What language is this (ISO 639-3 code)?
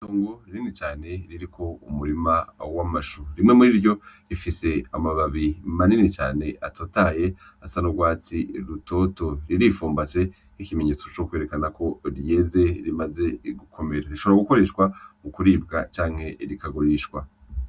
run